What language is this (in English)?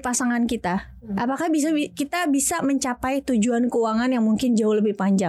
Indonesian